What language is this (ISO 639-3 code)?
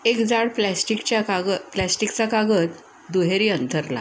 mar